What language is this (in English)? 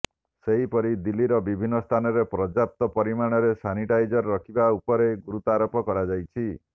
Odia